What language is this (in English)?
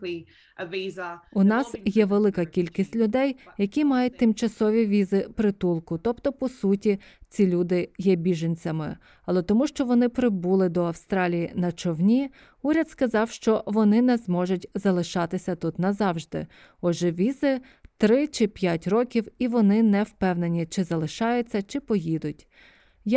Ukrainian